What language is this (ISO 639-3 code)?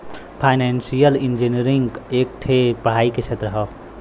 bho